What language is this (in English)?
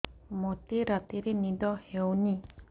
Odia